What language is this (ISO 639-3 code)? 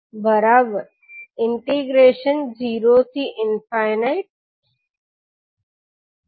guj